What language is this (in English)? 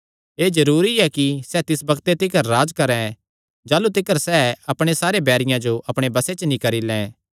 Kangri